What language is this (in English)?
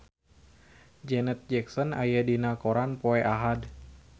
Sundanese